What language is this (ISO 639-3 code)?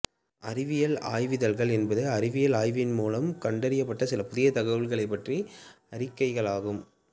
tam